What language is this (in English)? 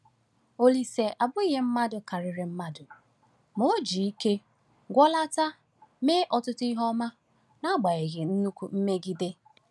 Igbo